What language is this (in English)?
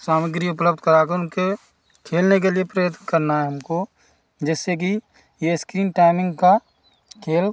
Hindi